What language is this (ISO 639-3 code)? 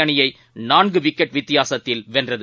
tam